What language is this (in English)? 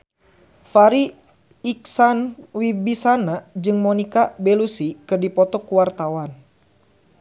Sundanese